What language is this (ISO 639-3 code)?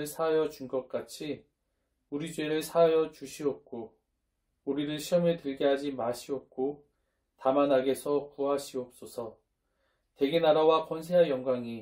kor